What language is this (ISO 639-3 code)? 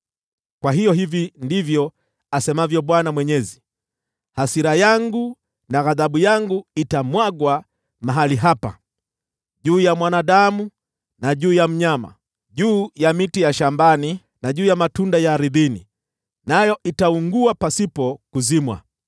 swa